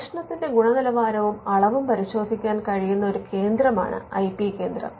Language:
Malayalam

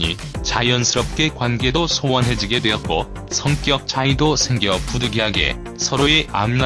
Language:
Korean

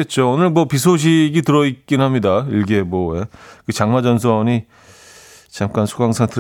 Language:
Korean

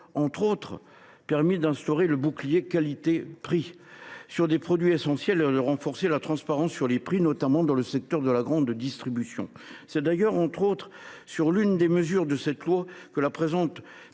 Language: French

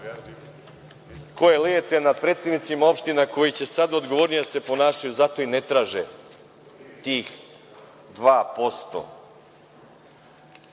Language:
Serbian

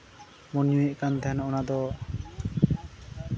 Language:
Santali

